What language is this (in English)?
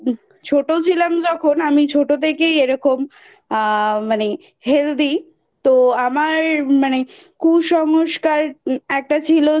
Bangla